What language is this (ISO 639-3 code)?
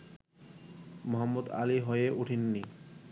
ben